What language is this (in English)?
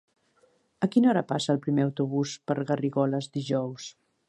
Catalan